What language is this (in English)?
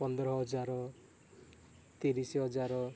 Odia